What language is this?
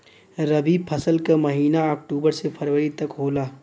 Bhojpuri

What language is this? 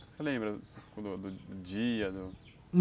Portuguese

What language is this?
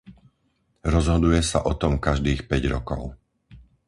Slovak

